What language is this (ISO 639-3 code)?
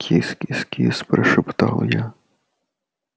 rus